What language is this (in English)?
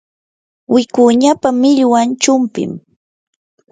Yanahuanca Pasco Quechua